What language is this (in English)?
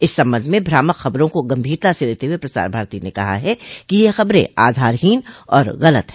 Hindi